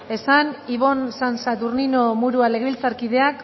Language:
Basque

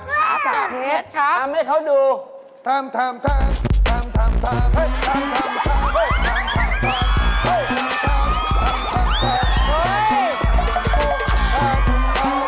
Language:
Thai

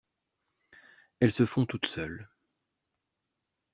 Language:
French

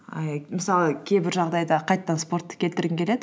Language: Kazakh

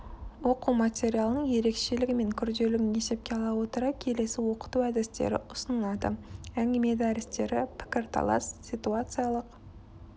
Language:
Kazakh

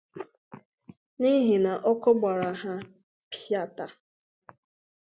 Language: Igbo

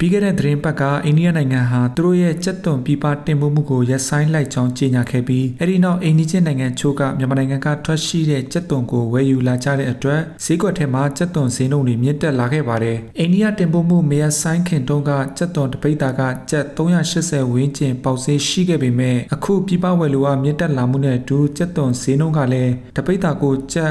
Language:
Thai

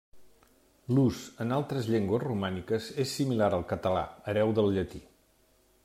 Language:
Catalan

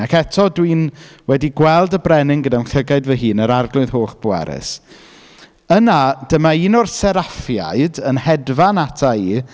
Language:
Welsh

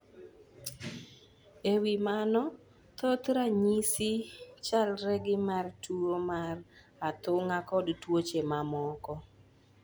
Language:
Luo (Kenya and Tanzania)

